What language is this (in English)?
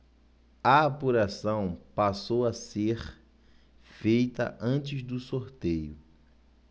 Portuguese